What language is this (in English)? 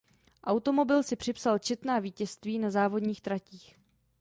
Czech